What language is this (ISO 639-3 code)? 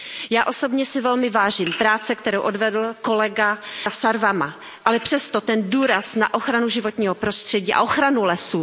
ces